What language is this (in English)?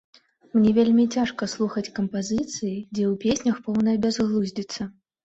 Belarusian